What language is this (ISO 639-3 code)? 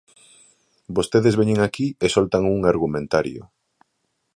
glg